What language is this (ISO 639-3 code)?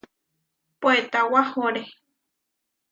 var